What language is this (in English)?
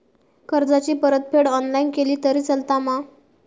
Marathi